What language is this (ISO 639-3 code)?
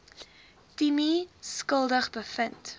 afr